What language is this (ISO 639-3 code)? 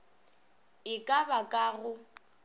nso